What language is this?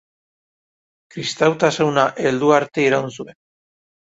Basque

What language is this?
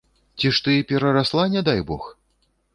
Belarusian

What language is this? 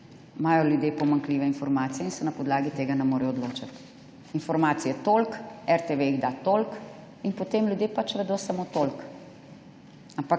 Slovenian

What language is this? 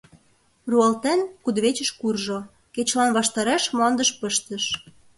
Mari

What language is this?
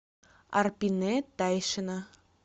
Russian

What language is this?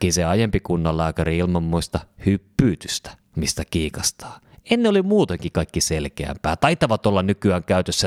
Finnish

